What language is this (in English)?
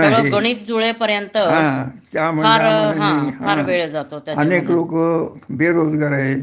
Marathi